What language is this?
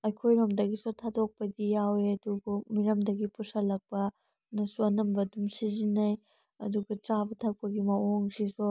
Manipuri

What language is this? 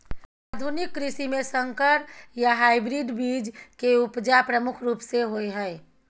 Maithili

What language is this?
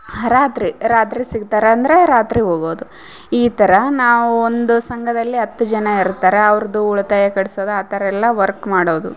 Kannada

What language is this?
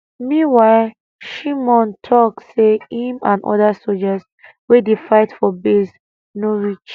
Nigerian Pidgin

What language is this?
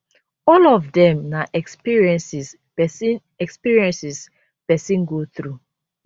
Nigerian Pidgin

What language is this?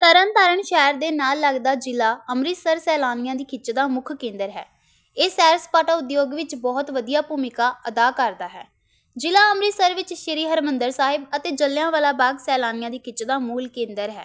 Punjabi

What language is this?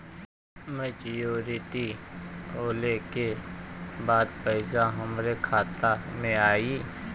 Bhojpuri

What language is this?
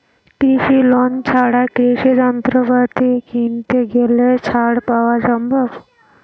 Bangla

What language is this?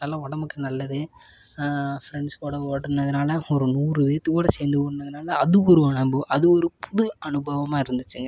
Tamil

